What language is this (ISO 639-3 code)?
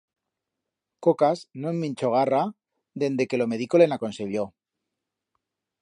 arg